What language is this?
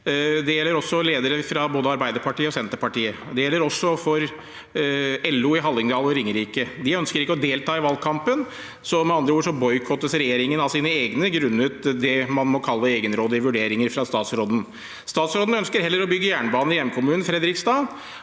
Norwegian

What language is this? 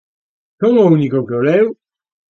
Galician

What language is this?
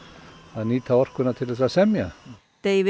Icelandic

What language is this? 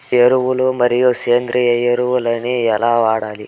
Telugu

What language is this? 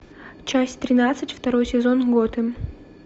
Russian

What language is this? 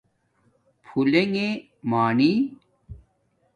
Domaaki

